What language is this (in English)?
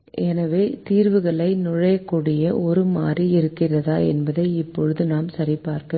Tamil